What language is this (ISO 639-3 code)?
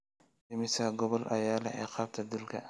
som